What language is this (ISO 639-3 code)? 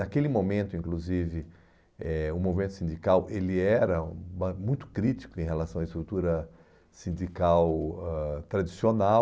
por